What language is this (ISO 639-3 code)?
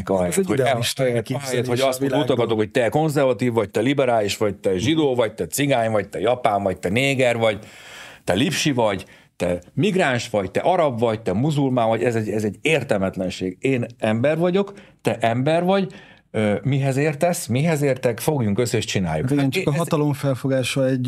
hun